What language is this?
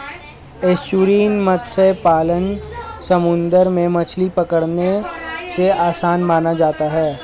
Hindi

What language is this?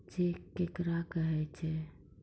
Maithili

